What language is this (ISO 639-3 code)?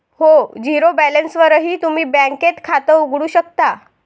mar